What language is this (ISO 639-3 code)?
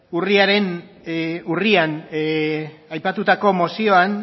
eus